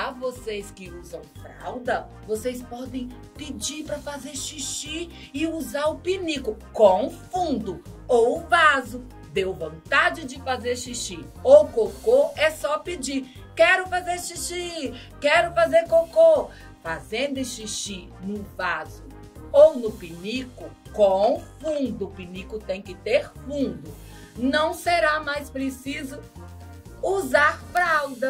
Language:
Portuguese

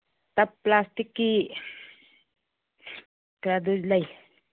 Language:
Manipuri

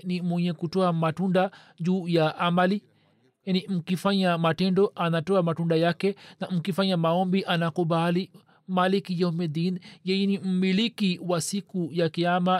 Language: Swahili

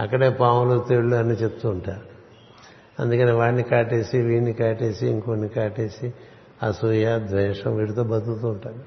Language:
Telugu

